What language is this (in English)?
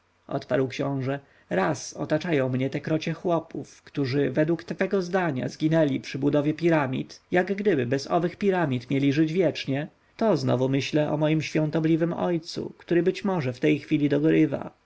Polish